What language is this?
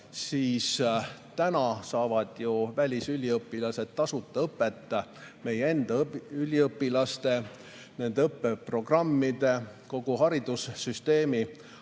Estonian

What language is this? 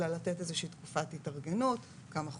Hebrew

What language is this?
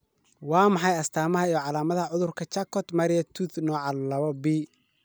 Somali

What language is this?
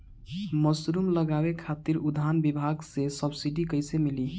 Bhojpuri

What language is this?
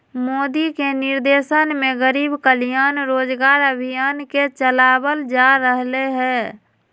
Magahi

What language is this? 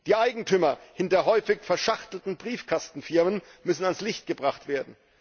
German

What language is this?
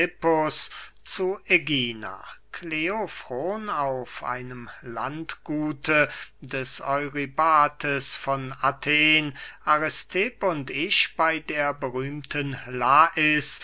German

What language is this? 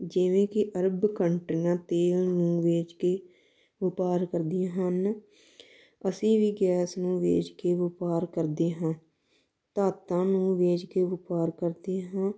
Punjabi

